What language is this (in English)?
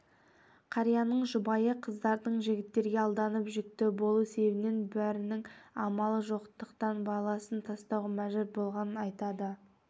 Kazakh